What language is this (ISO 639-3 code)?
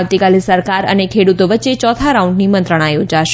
guj